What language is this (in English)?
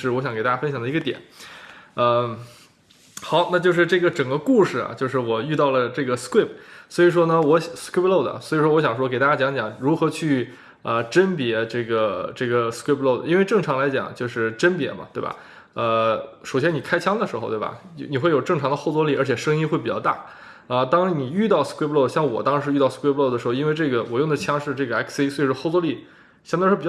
Chinese